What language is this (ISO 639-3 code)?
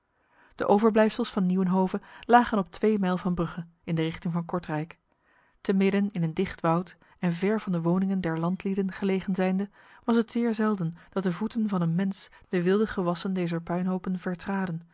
nld